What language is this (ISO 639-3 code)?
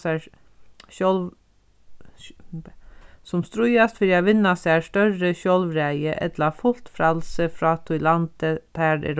fao